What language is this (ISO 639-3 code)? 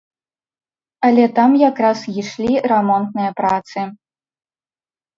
bel